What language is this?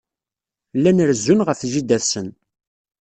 Kabyle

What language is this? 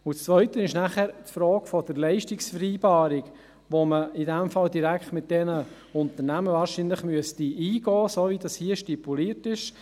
Swiss German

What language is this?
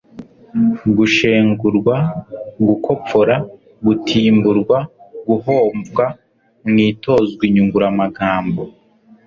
Kinyarwanda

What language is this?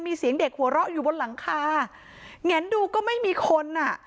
Thai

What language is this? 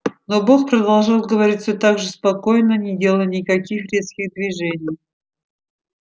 Russian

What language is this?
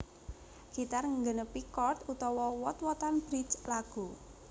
Javanese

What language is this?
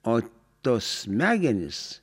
Lithuanian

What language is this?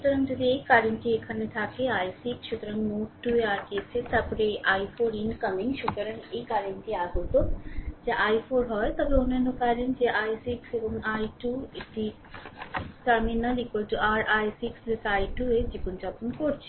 Bangla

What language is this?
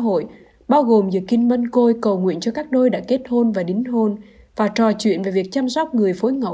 Vietnamese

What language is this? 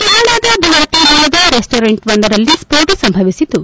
Kannada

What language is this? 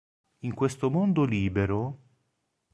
Italian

